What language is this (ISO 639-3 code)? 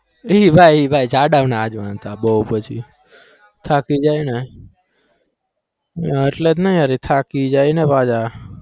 guj